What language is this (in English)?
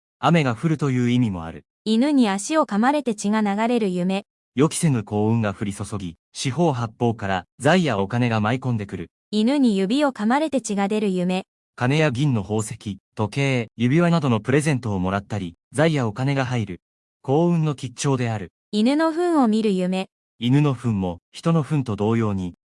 Japanese